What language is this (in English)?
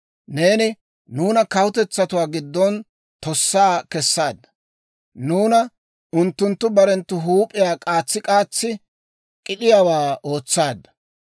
Dawro